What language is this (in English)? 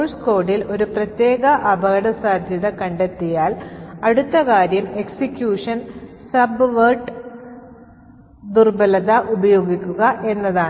Malayalam